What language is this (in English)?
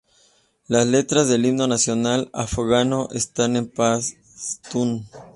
Spanish